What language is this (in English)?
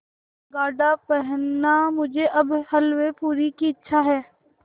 Hindi